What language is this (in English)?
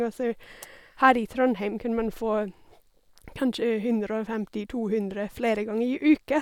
Norwegian